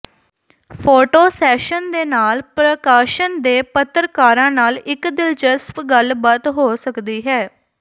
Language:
Punjabi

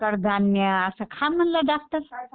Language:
Marathi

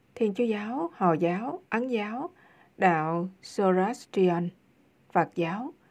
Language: Vietnamese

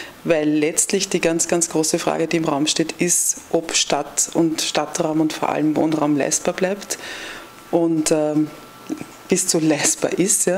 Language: German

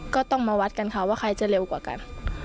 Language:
Thai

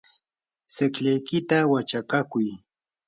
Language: Yanahuanca Pasco Quechua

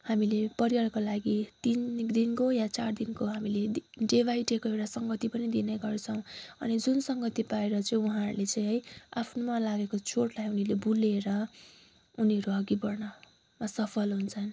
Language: Nepali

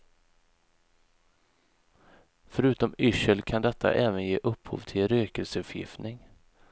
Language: Swedish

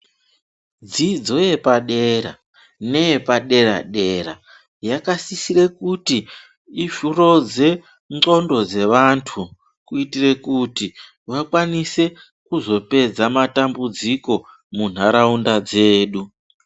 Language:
Ndau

